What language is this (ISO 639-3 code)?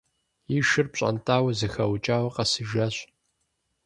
kbd